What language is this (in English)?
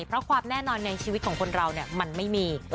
Thai